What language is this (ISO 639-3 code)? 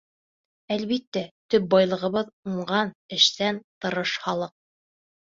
bak